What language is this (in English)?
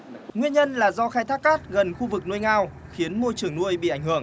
Vietnamese